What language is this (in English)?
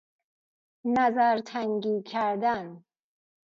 Persian